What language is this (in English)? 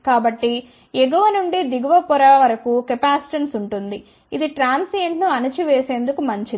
Telugu